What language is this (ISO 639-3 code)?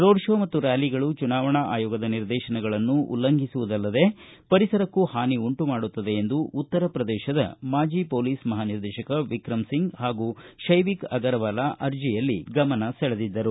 kan